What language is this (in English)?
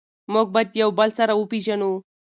Pashto